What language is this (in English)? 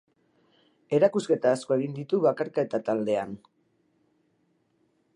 Basque